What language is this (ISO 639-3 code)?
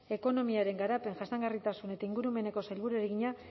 eus